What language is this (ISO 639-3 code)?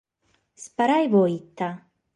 srd